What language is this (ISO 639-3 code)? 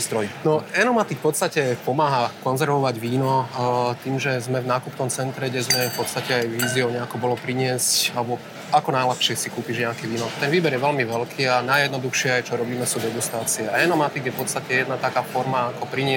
slk